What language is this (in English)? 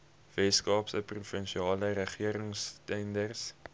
Afrikaans